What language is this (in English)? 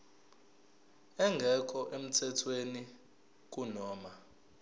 Zulu